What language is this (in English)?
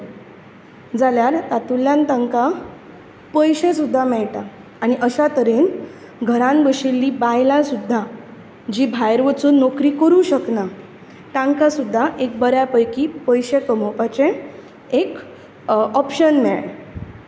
Konkani